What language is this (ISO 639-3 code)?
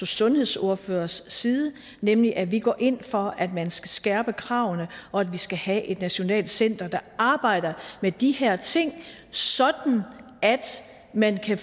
dan